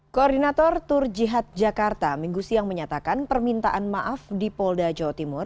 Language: Indonesian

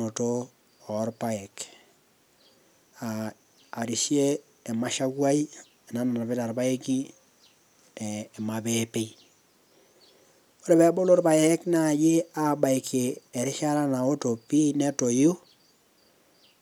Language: Masai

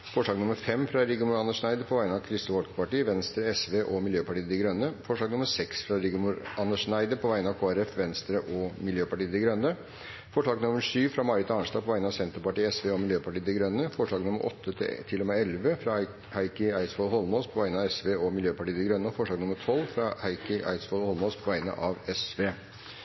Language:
Norwegian Bokmål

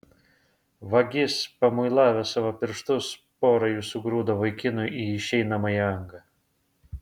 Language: Lithuanian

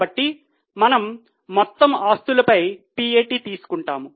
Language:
Telugu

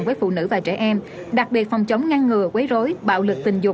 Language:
Vietnamese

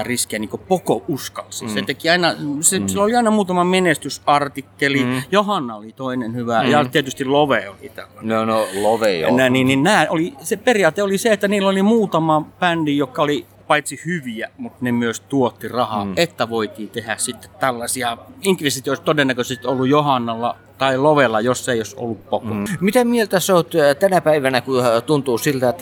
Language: Finnish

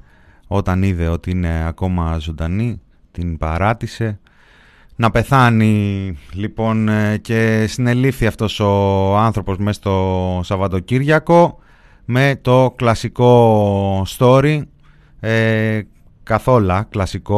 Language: Greek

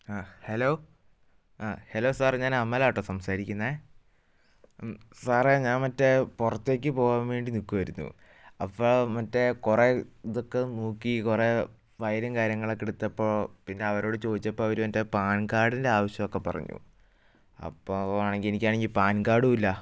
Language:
Malayalam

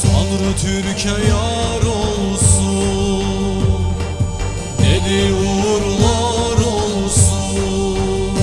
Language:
Turkish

